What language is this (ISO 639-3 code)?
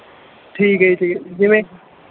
pan